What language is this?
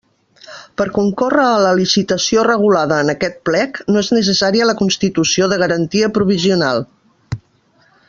Catalan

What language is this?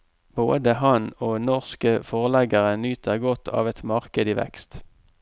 Norwegian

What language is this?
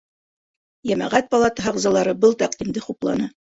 Bashkir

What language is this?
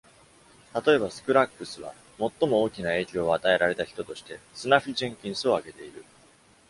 Japanese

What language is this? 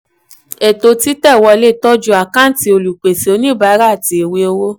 Yoruba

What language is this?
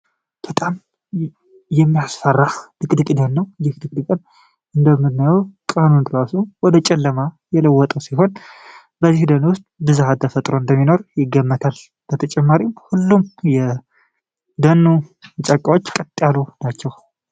Amharic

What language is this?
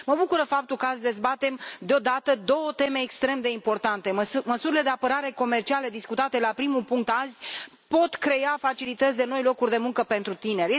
Romanian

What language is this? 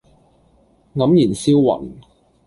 Cantonese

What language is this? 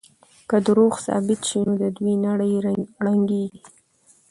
Pashto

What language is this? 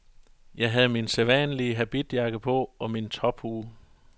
Danish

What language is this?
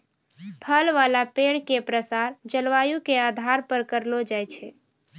Maithili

